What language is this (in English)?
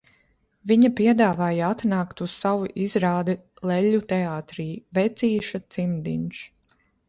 Latvian